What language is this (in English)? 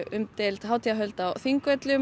Icelandic